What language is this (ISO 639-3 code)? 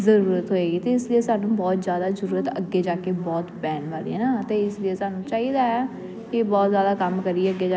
pan